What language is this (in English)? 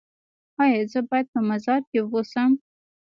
Pashto